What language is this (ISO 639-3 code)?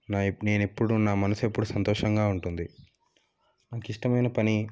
tel